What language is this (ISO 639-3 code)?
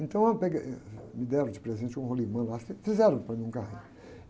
por